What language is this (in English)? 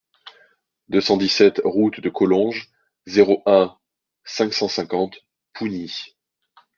French